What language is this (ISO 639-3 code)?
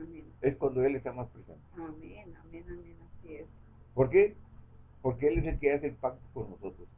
spa